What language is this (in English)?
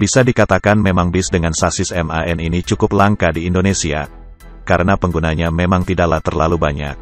Indonesian